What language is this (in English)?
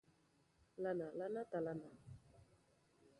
Basque